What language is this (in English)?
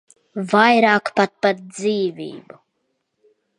Latvian